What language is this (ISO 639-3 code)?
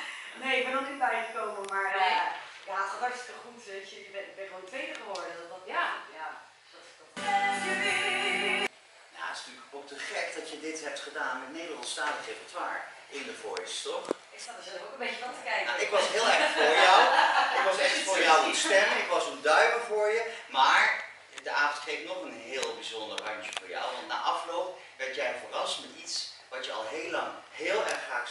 nld